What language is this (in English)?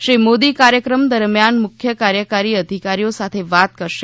Gujarati